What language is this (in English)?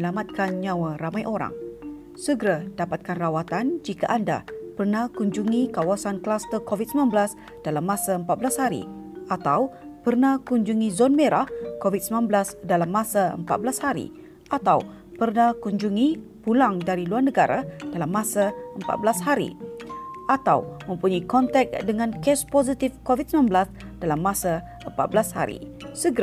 Malay